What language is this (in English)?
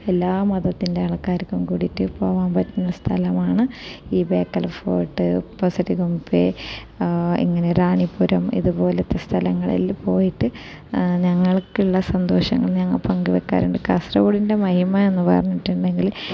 Malayalam